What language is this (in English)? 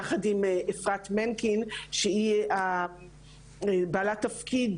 Hebrew